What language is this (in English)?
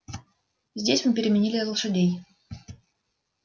Russian